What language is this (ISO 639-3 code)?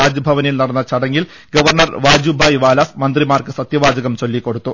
mal